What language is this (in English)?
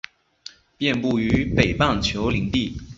Chinese